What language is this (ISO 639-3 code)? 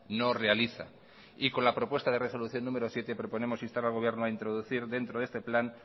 spa